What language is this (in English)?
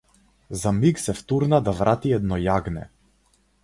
Macedonian